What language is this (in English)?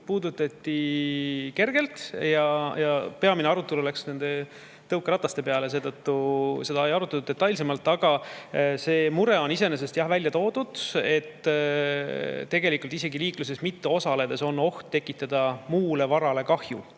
Estonian